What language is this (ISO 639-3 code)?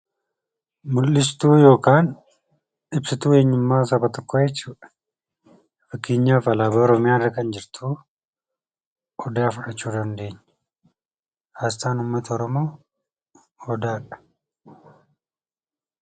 orm